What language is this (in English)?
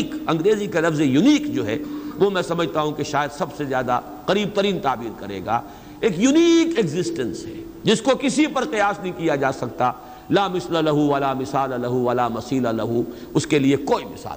Urdu